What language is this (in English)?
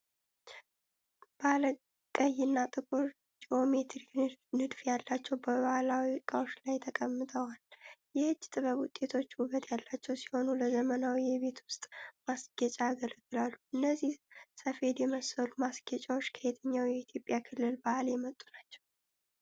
Amharic